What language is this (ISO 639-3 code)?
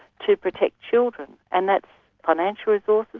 eng